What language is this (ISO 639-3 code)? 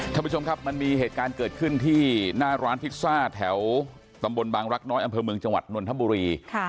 tha